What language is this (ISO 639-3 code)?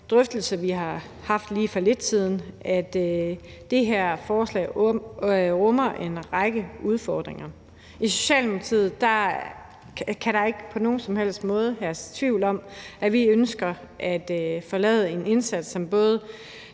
dan